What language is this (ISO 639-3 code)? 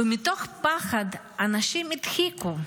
heb